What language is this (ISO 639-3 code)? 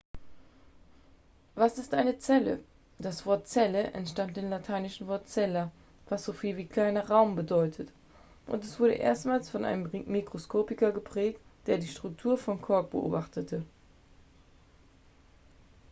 deu